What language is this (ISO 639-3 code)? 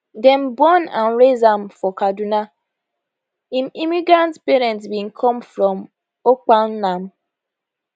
pcm